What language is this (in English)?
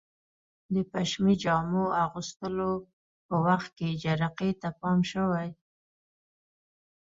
Pashto